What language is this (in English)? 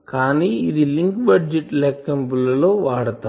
Telugu